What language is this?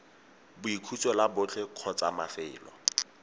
Tswana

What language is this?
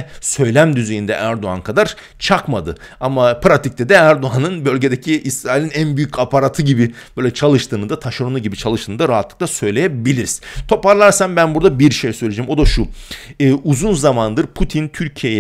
Turkish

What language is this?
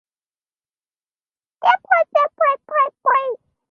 English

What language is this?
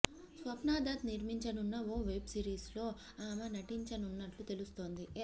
Telugu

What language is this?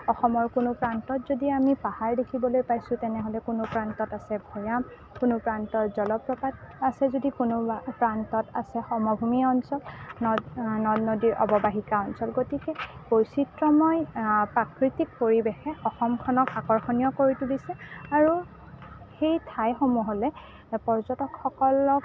Assamese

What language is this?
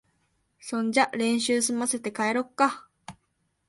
Japanese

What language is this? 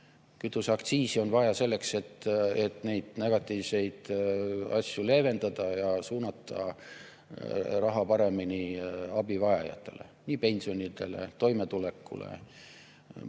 Estonian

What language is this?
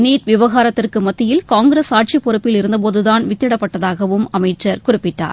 Tamil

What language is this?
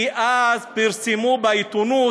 Hebrew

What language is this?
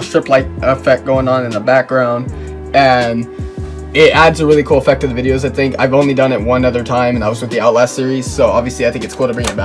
English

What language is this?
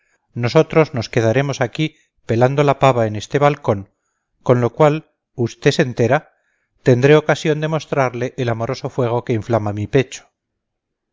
Spanish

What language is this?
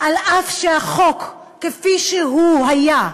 Hebrew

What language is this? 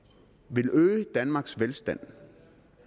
Danish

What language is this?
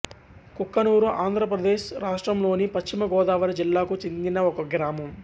Telugu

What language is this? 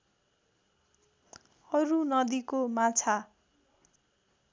Nepali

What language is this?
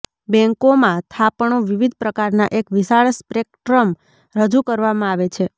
Gujarati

